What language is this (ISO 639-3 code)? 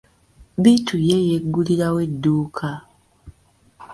lug